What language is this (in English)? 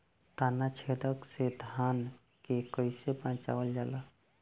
Bhojpuri